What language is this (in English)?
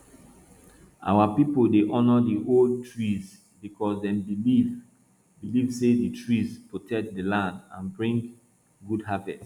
Nigerian Pidgin